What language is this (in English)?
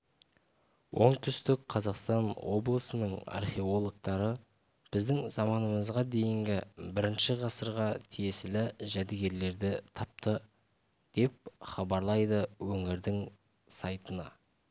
Kazakh